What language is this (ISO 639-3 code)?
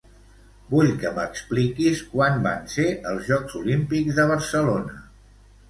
cat